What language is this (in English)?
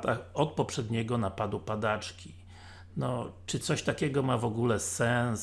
Polish